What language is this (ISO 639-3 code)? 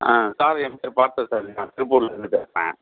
tam